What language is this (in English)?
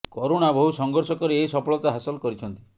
Odia